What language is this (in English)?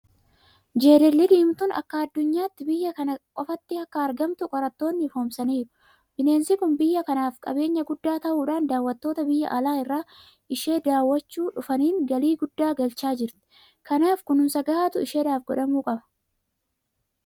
Oromo